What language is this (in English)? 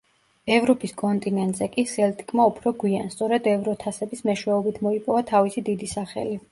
Georgian